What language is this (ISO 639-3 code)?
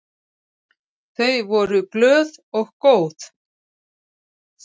isl